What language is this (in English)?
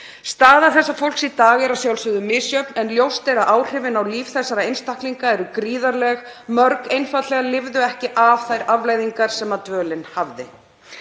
Icelandic